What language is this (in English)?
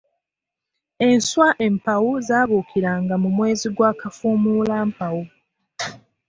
Ganda